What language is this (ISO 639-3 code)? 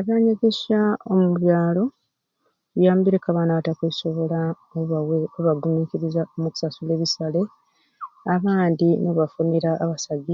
ruc